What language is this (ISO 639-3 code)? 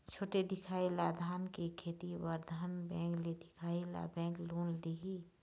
hne